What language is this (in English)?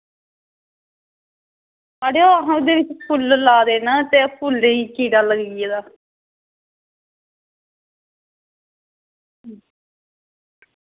Dogri